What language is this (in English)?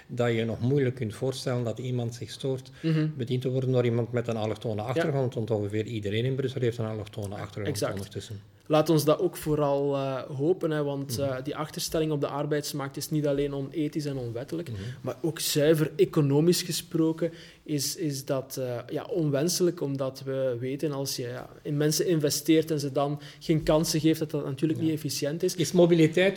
Dutch